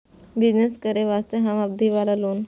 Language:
Maithili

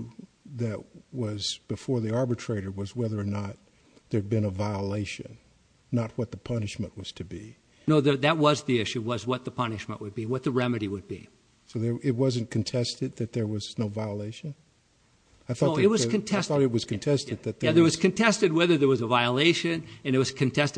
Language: English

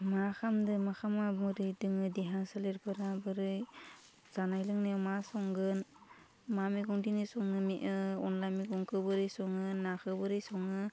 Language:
Bodo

